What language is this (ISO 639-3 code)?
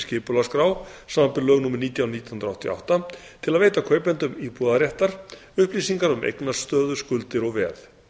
isl